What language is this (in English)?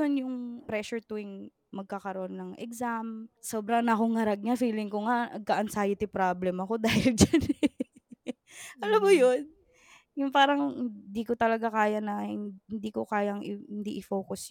Filipino